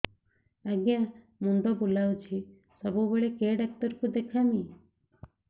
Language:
Odia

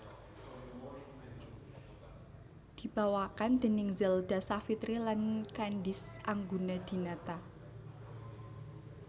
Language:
Javanese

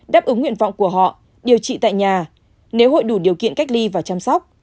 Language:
Vietnamese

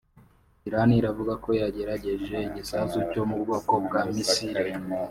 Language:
Kinyarwanda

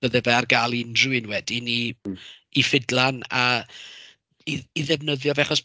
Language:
Welsh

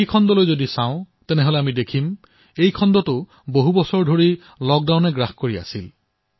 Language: Assamese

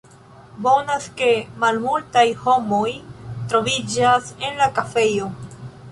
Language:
Esperanto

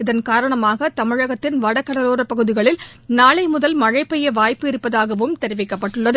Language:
Tamil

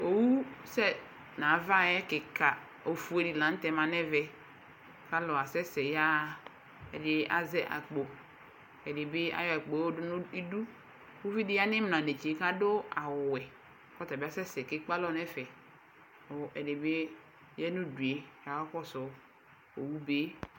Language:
Ikposo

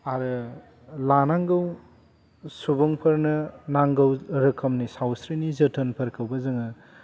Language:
Bodo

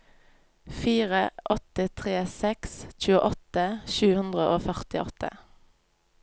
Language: Norwegian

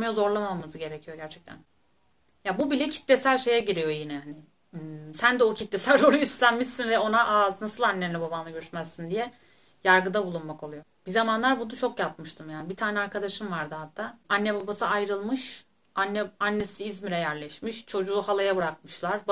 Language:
Turkish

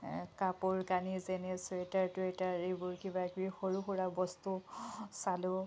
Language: Assamese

